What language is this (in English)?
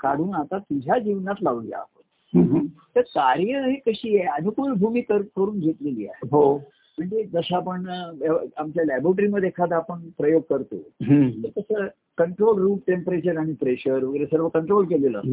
Marathi